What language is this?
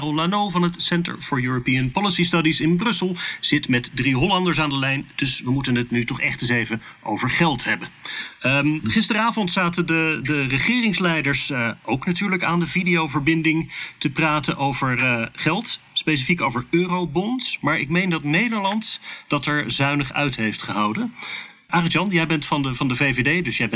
Dutch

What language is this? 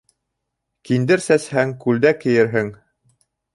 Bashkir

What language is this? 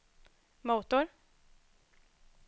Swedish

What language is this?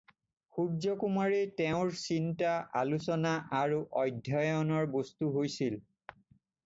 Assamese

